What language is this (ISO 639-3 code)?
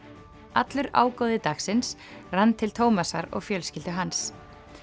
isl